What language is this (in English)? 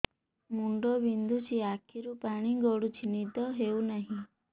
Odia